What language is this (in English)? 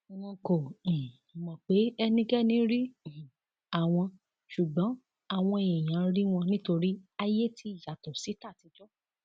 Yoruba